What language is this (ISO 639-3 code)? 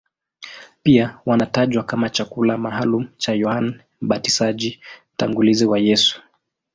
swa